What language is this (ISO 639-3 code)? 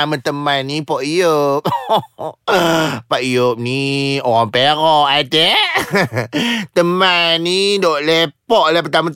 msa